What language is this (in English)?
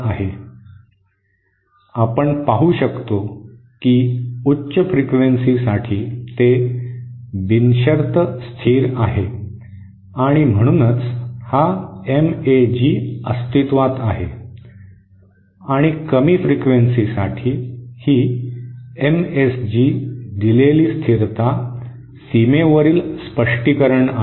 Marathi